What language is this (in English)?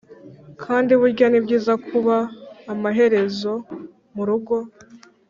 Kinyarwanda